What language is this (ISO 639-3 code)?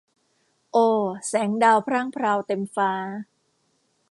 tha